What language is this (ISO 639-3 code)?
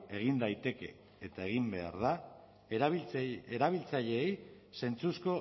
eus